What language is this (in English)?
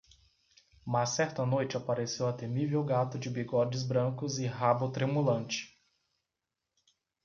Portuguese